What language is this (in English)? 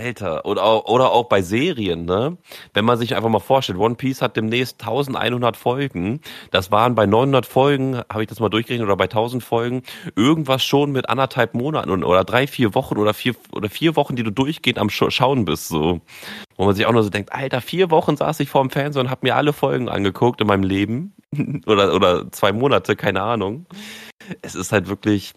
German